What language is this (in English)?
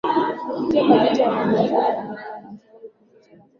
Swahili